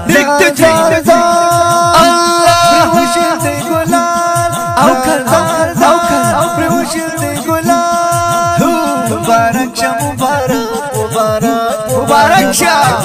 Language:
Arabic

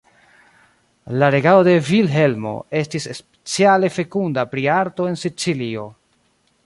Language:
Esperanto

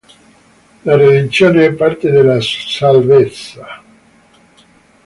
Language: Italian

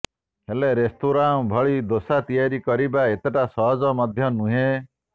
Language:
Odia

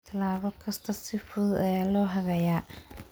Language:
Somali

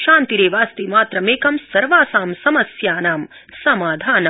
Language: Sanskrit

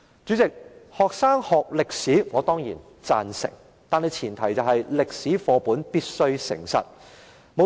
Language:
Cantonese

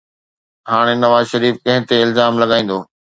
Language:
Sindhi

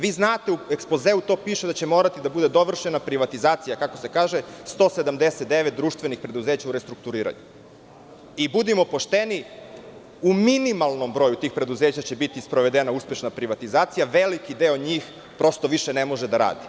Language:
Serbian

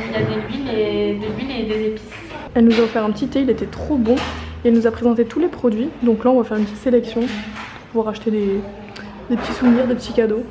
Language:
French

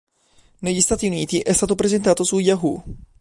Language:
Italian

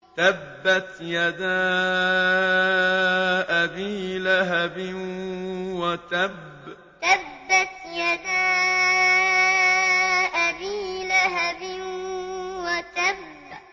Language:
Arabic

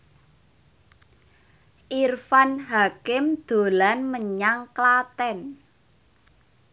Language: Javanese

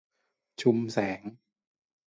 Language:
Thai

